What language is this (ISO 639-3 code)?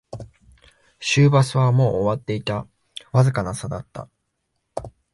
jpn